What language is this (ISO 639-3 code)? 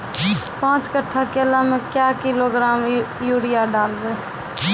mai